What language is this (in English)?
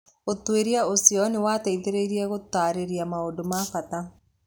Kikuyu